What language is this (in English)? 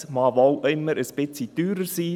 Swiss German